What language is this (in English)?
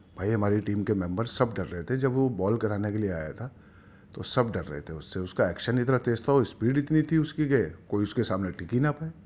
Urdu